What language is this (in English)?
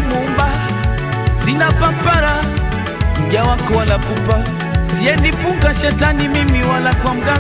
Indonesian